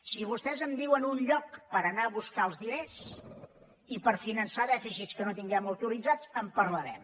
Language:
Catalan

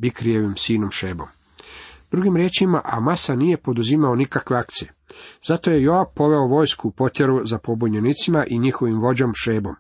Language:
Croatian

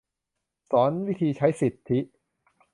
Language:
Thai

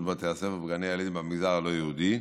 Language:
Hebrew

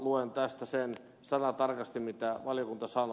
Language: Finnish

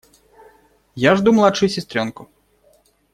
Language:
Russian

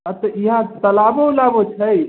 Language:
Maithili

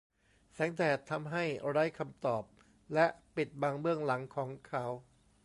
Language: Thai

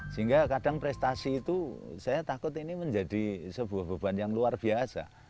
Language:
Indonesian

